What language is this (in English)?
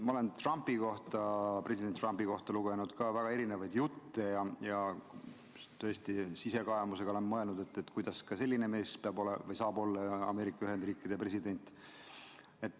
Estonian